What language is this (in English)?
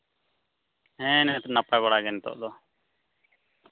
Santali